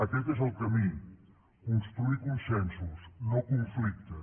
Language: Catalan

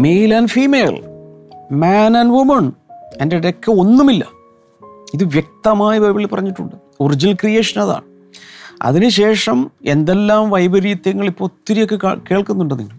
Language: Malayalam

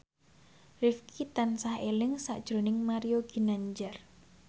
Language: Javanese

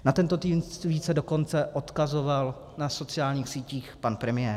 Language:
Czech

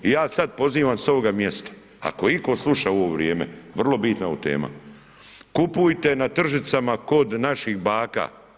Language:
Croatian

